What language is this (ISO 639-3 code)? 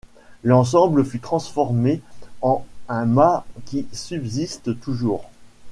fra